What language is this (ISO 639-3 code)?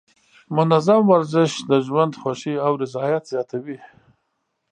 pus